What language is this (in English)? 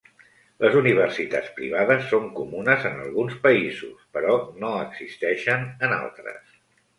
Catalan